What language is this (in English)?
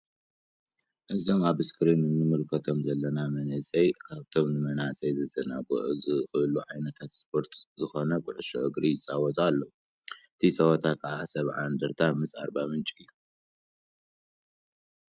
Tigrinya